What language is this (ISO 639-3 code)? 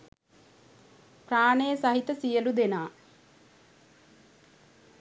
sin